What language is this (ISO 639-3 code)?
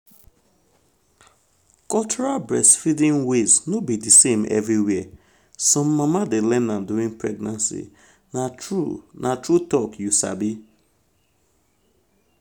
pcm